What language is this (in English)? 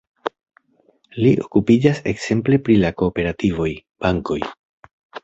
Esperanto